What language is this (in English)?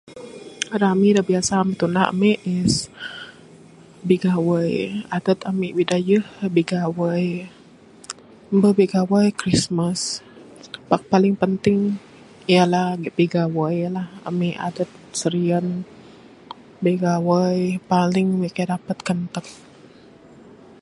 Bukar-Sadung Bidayuh